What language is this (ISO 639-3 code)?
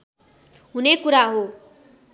nep